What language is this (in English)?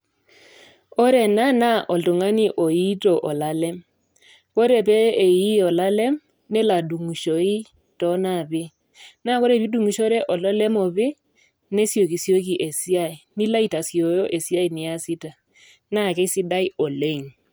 Masai